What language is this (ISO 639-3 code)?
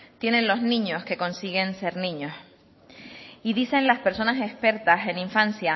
spa